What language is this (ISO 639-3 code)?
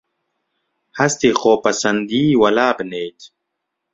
ckb